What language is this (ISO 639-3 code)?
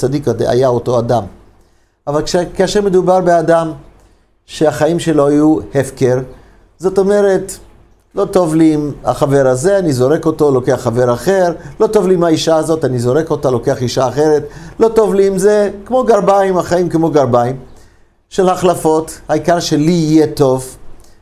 heb